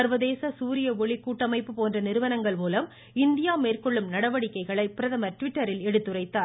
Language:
Tamil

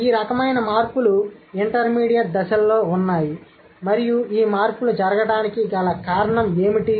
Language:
Telugu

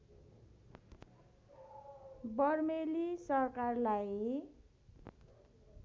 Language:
Nepali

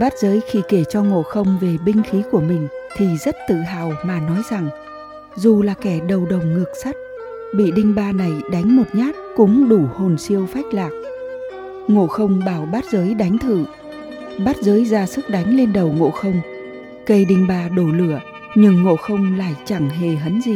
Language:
Vietnamese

